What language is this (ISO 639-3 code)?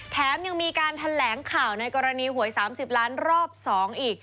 tha